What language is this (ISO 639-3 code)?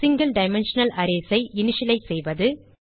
tam